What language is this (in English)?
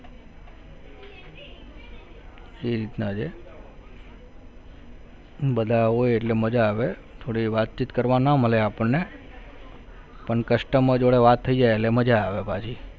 Gujarati